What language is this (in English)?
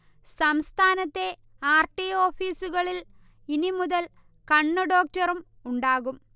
Malayalam